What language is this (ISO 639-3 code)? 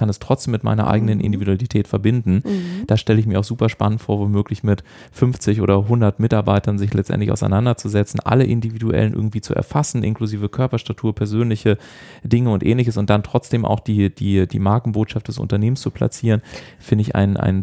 deu